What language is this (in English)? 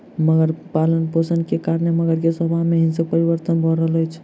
Maithili